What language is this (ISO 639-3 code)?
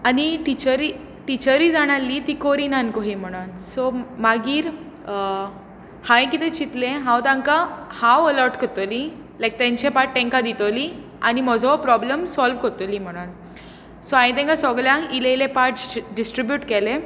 kok